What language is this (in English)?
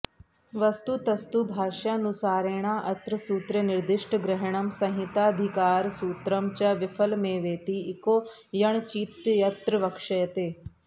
Sanskrit